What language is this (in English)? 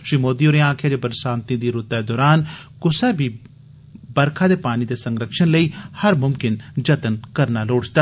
Dogri